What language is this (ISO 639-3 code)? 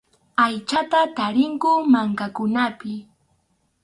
qxu